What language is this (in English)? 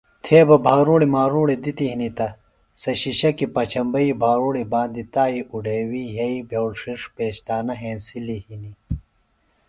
Phalura